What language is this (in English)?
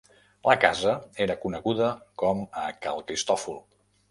Catalan